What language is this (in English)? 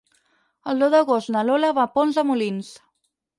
Catalan